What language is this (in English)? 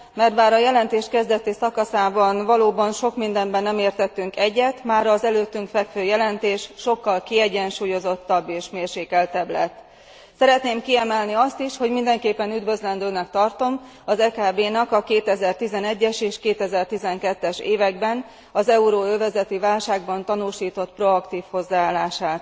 Hungarian